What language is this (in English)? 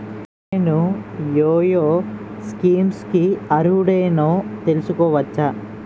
Telugu